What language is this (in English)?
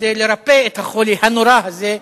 Hebrew